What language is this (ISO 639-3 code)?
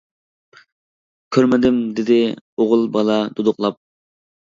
uig